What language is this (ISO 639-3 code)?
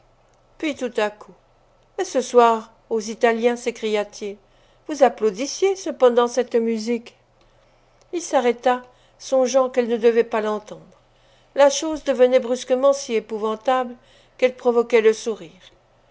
fra